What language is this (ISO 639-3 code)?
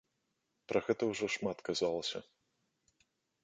bel